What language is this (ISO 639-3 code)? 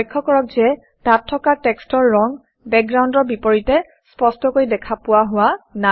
asm